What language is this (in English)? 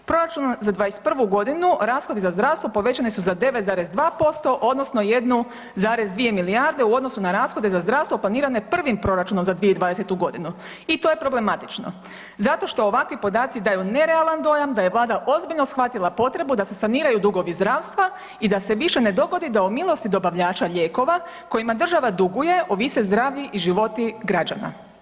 Croatian